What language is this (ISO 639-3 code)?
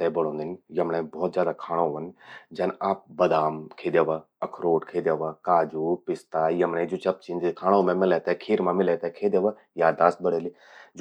gbm